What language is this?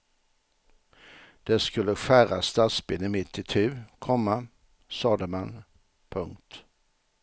Swedish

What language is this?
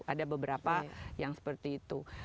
Indonesian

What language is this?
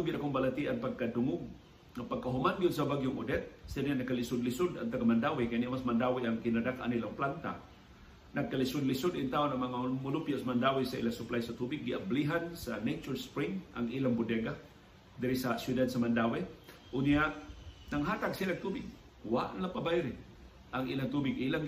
Filipino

